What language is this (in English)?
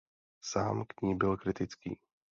Czech